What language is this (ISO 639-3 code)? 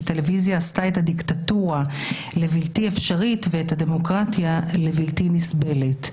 heb